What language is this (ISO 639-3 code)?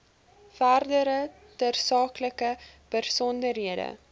afr